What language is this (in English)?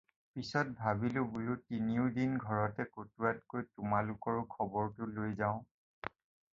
Assamese